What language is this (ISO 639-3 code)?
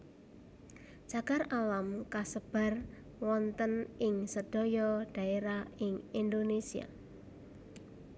jav